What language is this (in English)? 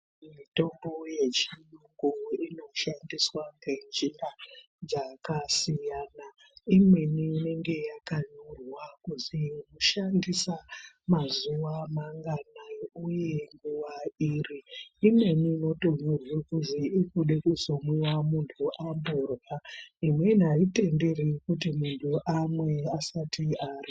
Ndau